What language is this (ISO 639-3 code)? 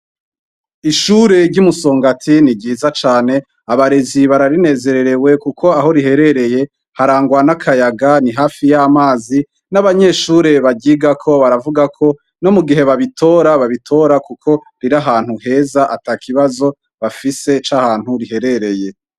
run